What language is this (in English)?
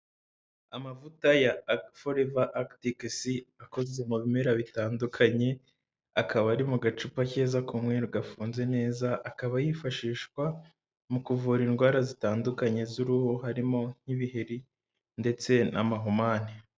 Kinyarwanda